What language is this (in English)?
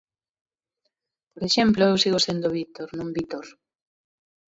Galician